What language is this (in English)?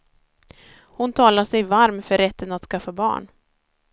Swedish